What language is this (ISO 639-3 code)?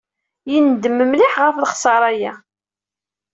kab